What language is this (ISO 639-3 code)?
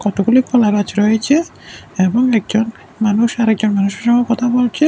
ben